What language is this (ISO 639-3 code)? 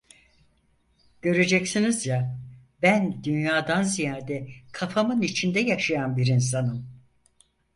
tur